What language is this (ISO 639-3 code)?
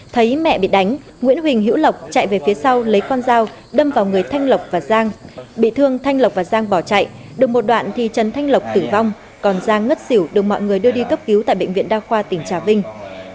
vie